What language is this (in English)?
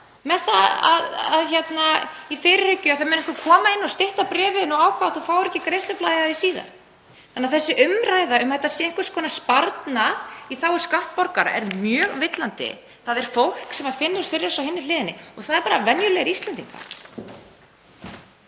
Icelandic